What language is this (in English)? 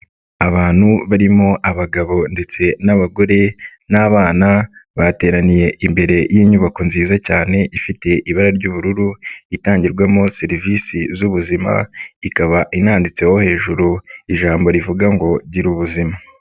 Kinyarwanda